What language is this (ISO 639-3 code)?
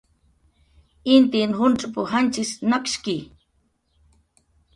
jqr